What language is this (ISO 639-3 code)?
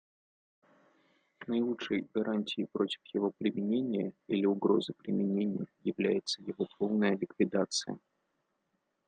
rus